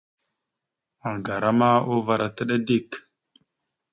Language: Mada (Cameroon)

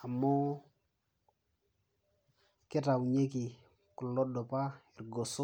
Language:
Masai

